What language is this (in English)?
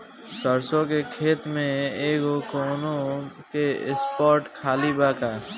Bhojpuri